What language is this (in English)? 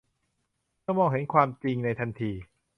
Thai